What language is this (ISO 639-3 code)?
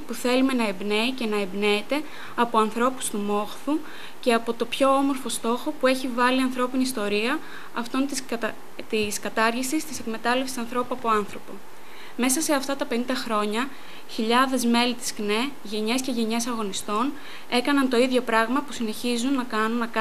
ell